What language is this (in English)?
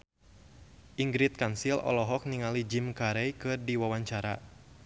Sundanese